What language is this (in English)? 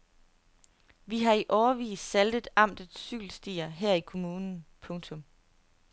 Danish